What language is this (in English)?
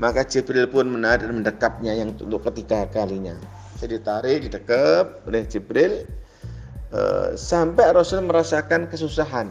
Indonesian